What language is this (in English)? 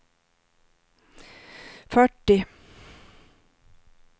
Swedish